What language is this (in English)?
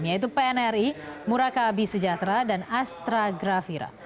Indonesian